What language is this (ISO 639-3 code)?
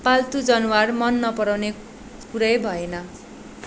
nep